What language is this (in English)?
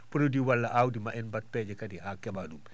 Fula